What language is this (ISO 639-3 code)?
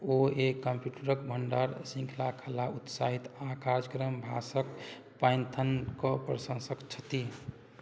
mai